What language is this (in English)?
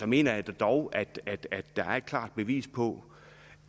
Danish